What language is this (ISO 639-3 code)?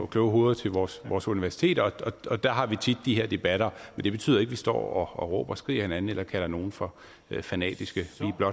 dan